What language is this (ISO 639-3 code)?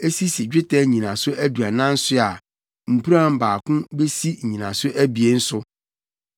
aka